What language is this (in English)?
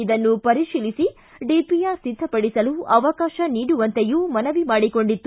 Kannada